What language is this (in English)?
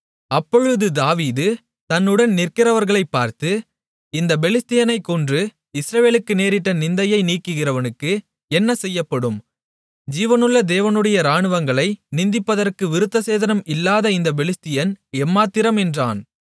Tamil